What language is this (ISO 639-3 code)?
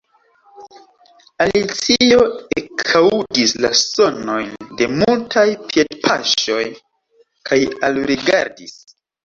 epo